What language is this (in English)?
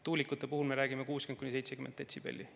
Estonian